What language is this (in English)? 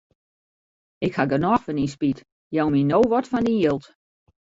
Western Frisian